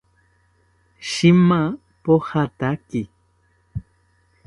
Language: South Ucayali Ashéninka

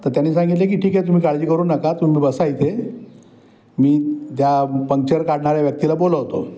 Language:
Marathi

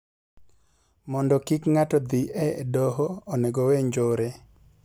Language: Luo (Kenya and Tanzania)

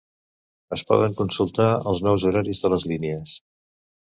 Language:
Catalan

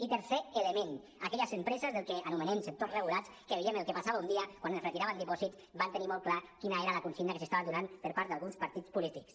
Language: Catalan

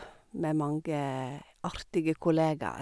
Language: Norwegian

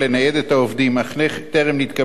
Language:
Hebrew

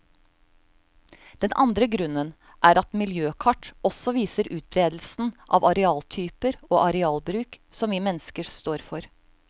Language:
Norwegian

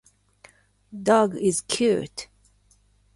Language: Japanese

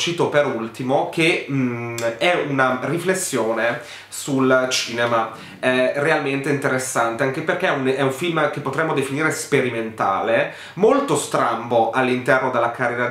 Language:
Italian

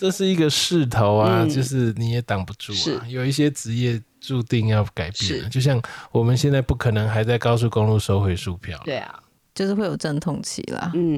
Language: Chinese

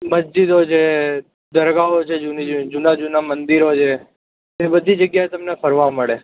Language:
Gujarati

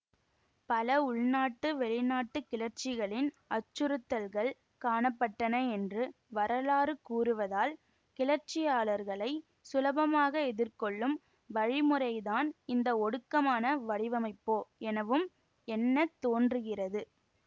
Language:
Tamil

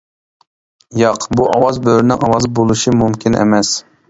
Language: Uyghur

